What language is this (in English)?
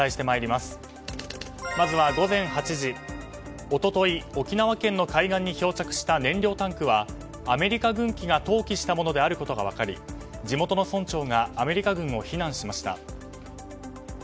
Japanese